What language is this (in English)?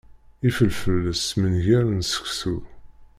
Kabyle